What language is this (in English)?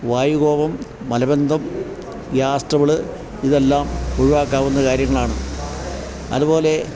Malayalam